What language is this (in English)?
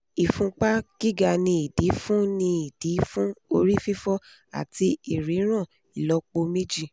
Yoruba